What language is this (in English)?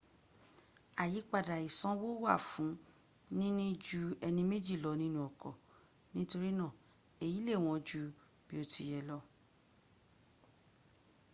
Yoruba